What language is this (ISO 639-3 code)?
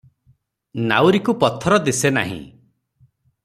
ori